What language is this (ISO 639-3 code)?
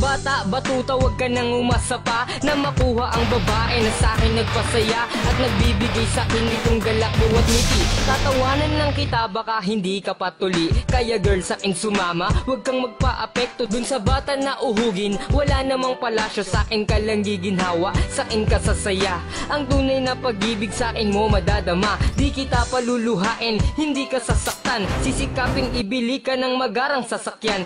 fil